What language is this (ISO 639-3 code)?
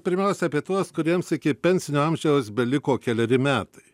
lit